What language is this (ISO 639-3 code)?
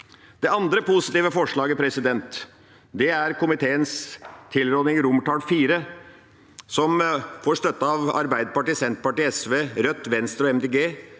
nor